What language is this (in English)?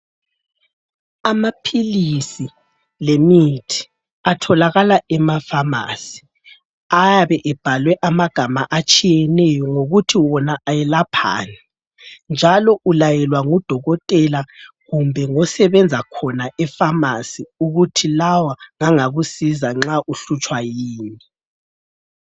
North Ndebele